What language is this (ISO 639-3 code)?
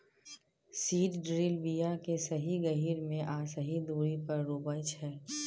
mai